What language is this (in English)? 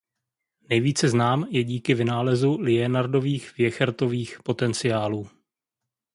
Czech